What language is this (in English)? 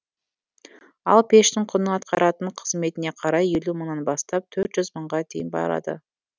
Kazakh